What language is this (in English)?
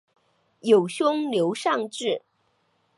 Chinese